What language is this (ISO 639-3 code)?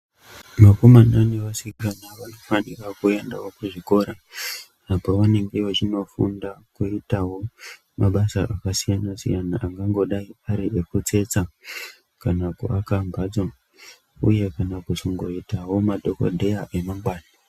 ndc